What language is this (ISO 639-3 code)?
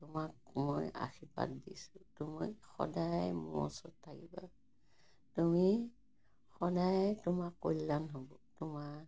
asm